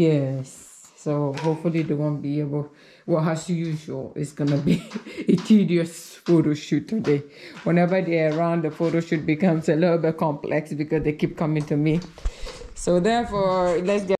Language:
English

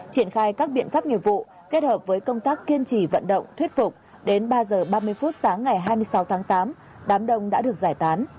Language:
Vietnamese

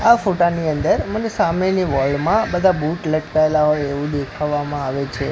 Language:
Gujarati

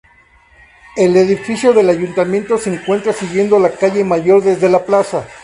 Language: Spanish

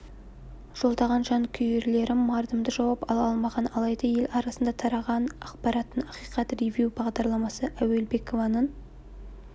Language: Kazakh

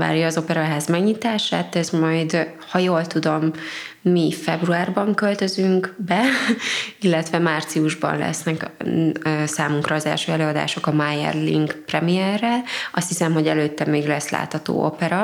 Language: Hungarian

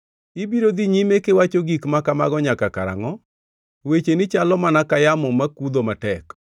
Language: Luo (Kenya and Tanzania)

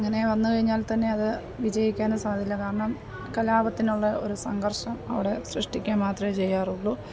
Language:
Malayalam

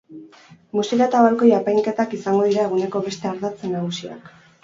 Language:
Basque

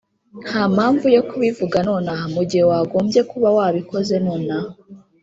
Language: Kinyarwanda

